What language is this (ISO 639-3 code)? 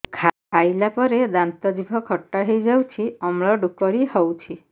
ori